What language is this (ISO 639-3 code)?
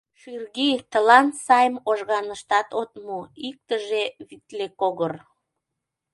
chm